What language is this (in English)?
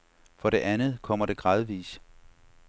Danish